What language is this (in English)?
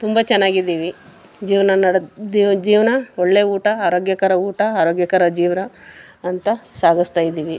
Kannada